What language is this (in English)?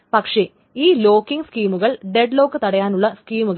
Malayalam